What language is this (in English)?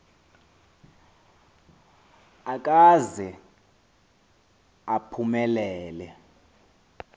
Xhosa